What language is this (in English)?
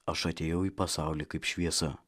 Lithuanian